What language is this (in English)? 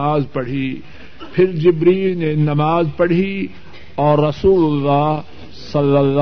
Urdu